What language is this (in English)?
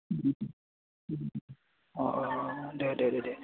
Bodo